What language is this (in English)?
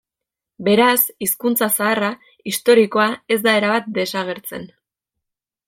Basque